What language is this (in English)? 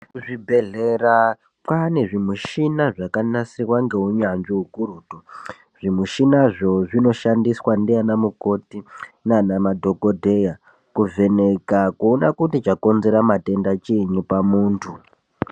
Ndau